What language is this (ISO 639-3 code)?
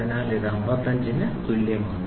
mal